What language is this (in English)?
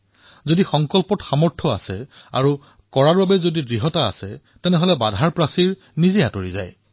Assamese